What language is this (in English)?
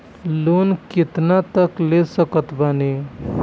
Bhojpuri